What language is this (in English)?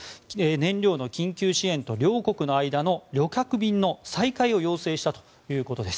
Japanese